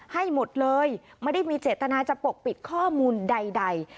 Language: Thai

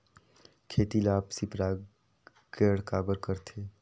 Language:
Chhattisgarhi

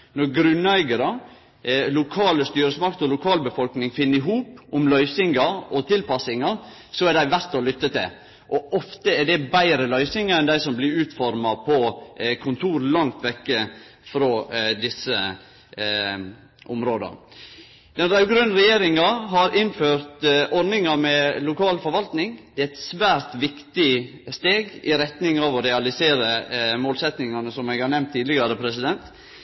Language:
Norwegian Nynorsk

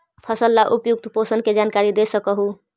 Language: Magahi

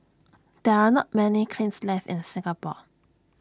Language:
English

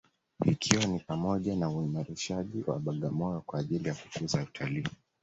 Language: Swahili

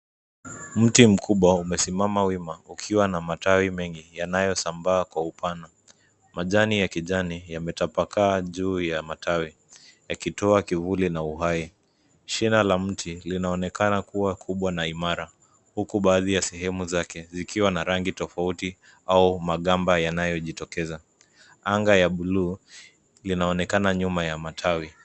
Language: Swahili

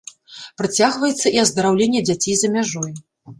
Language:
Belarusian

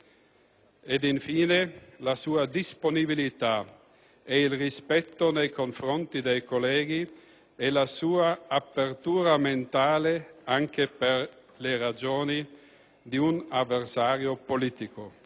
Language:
Italian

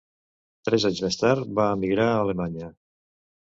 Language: Catalan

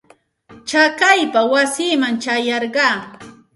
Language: Santa Ana de Tusi Pasco Quechua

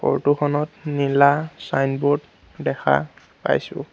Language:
Assamese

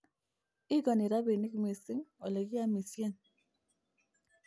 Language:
Kalenjin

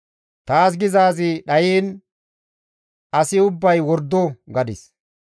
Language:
Gamo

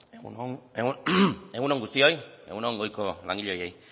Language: Basque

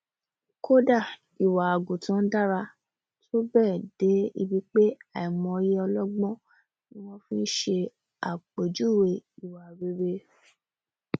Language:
Yoruba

